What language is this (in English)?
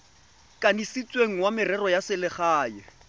Tswana